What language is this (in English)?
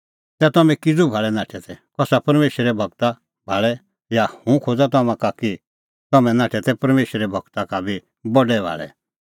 Kullu Pahari